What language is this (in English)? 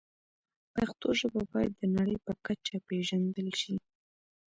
Pashto